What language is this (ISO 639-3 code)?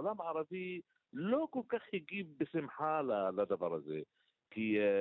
heb